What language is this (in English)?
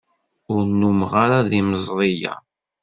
Kabyle